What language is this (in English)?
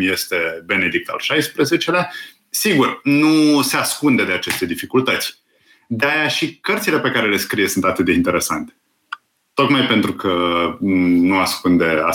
Romanian